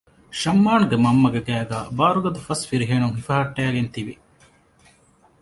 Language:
Divehi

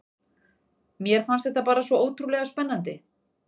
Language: Icelandic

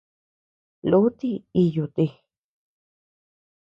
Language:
Tepeuxila Cuicatec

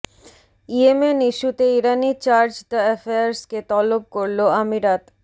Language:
Bangla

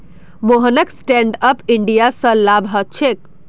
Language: Magahi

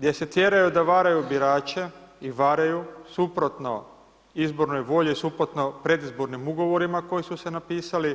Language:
Croatian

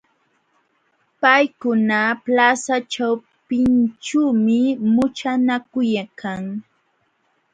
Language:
Jauja Wanca Quechua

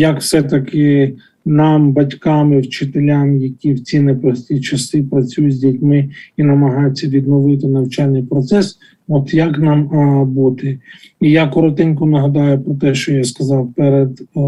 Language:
Ukrainian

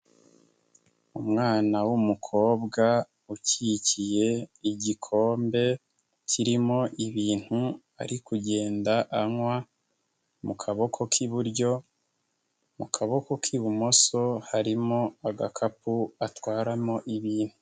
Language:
Kinyarwanda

